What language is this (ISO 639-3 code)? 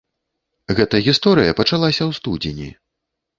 bel